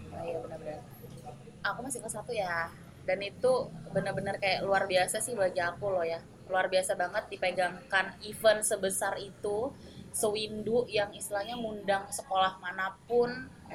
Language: Indonesian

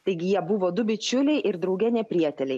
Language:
Lithuanian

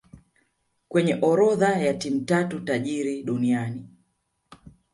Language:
Swahili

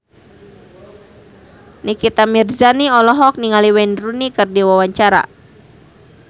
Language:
Sundanese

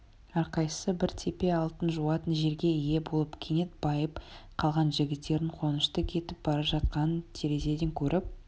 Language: Kazakh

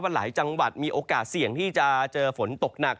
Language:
Thai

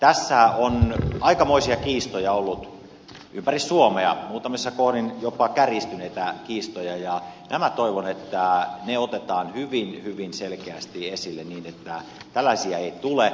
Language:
Finnish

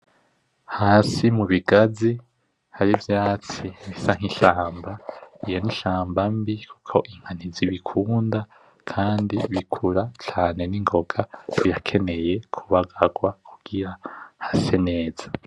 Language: Rundi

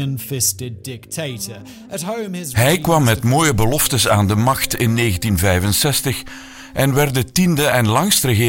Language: Dutch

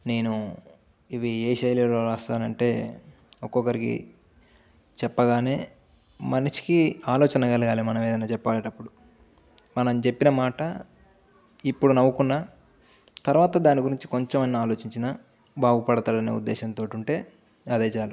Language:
Telugu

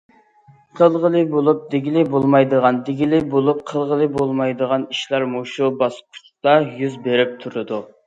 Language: Uyghur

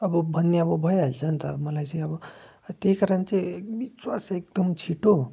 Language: Nepali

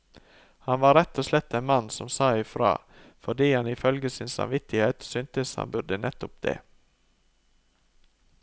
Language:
Norwegian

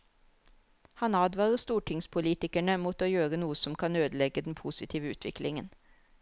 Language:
Norwegian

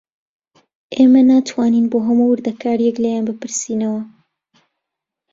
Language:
Central Kurdish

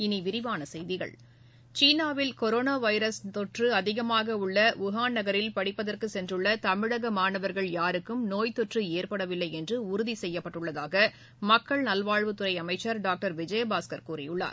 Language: Tamil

